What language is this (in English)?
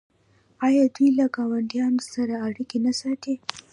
Pashto